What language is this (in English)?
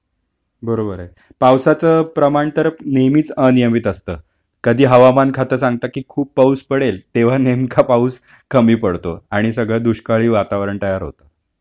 Marathi